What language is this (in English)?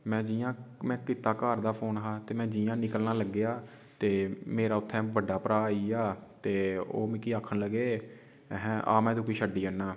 Dogri